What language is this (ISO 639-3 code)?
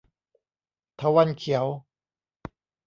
tha